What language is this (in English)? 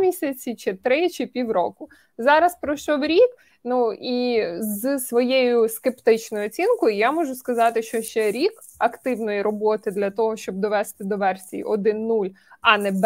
Ukrainian